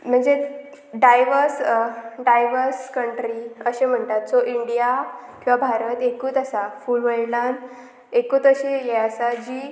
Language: Konkani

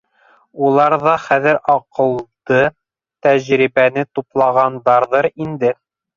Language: Bashkir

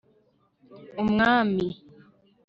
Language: Kinyarwanda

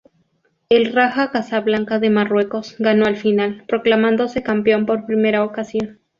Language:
Spanish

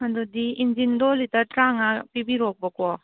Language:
Manipuri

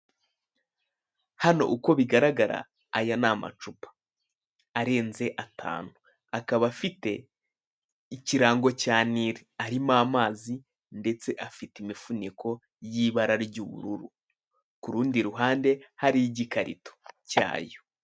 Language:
Kinyarwanda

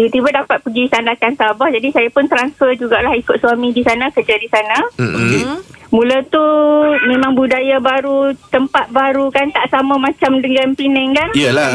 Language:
Malay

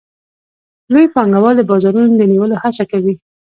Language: Pashto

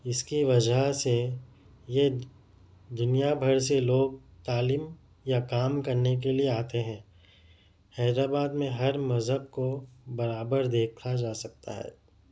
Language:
Urdu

